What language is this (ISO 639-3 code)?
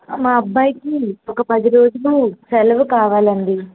tel